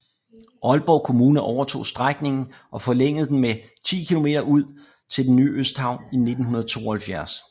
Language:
Danish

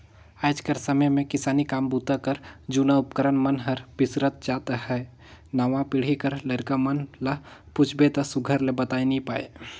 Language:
Chhattisgarhi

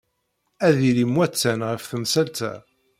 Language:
Kabyle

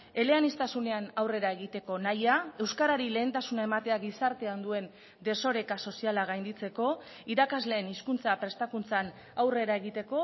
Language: Basque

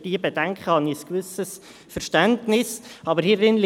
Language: Swiss German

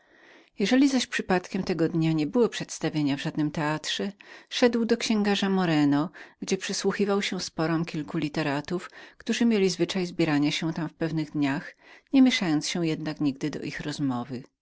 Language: Polish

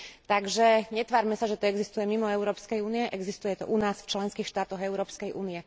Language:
Slovak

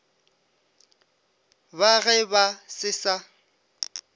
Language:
Northern Sotho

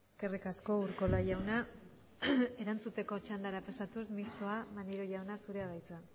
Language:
Basque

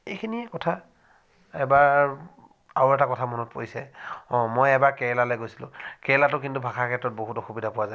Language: Assamese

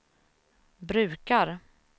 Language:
Swedish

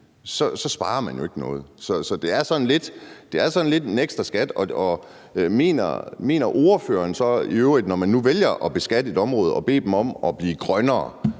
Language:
Danish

